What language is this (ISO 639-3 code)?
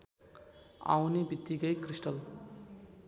nep